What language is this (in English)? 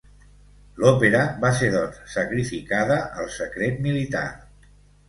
Catalan